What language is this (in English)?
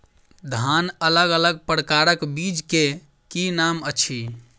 Maithili